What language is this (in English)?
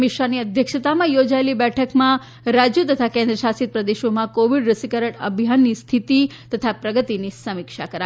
Gujarati